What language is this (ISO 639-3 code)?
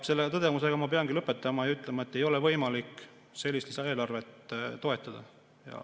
est